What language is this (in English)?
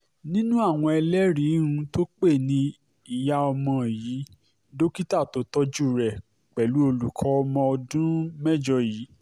Yoruba